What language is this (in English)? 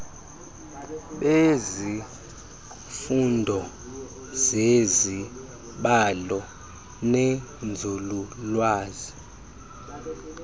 Xhosa